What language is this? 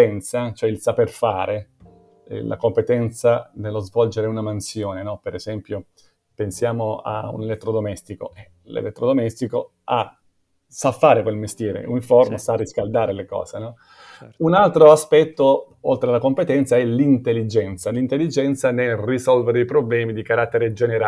Italian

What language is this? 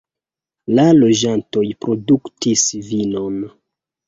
Esperanto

